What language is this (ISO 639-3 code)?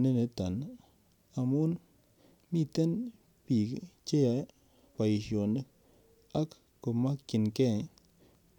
kln